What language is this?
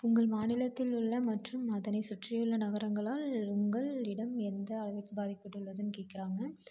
Tamil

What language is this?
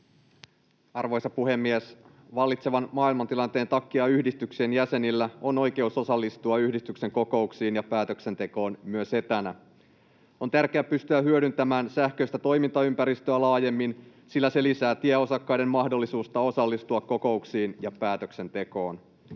Finnish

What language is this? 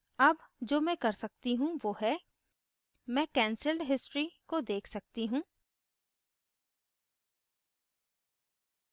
Hindi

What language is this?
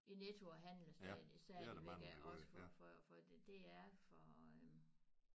Danish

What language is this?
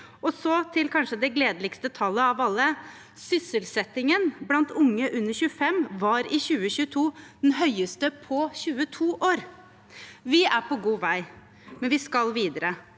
Norwegian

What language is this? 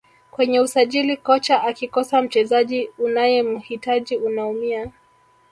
Swahili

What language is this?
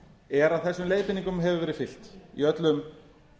Icelandic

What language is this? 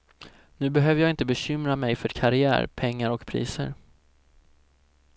Swedish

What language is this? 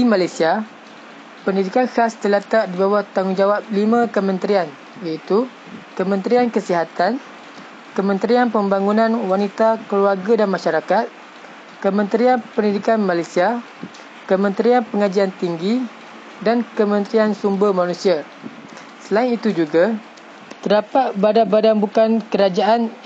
Malay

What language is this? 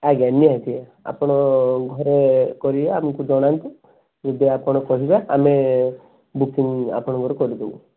Odia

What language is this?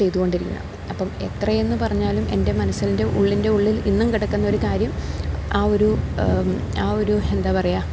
Malayalam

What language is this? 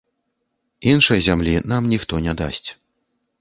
Belarusian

